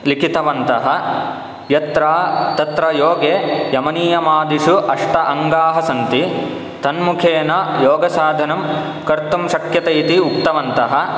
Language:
Sanskrit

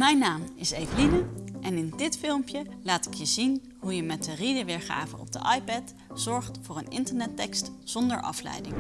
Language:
Dutch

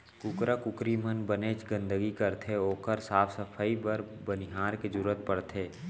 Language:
Chhattisgarhi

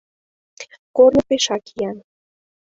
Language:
Mari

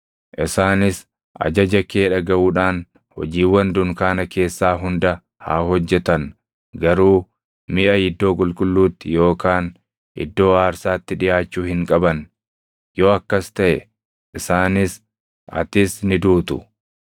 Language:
Oromo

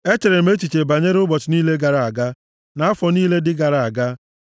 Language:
Igbo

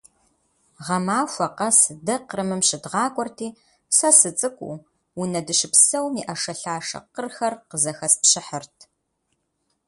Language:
Kabardian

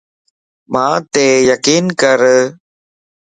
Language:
Lasi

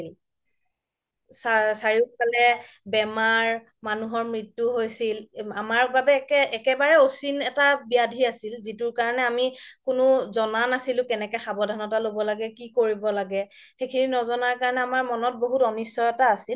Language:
Assamese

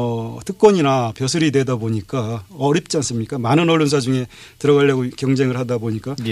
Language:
Korean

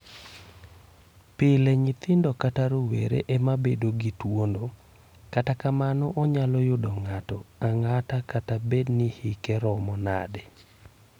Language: Luo (Kenya and Tanzania)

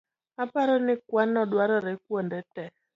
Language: Luo (Kenya and Tanzania)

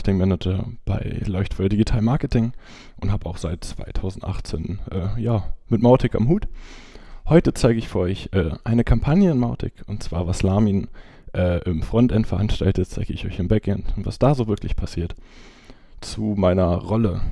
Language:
German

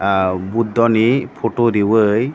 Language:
Kok Borok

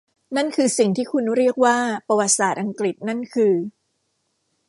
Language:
Thai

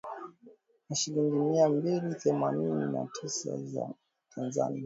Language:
Swahili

